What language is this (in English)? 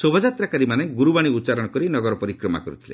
Odia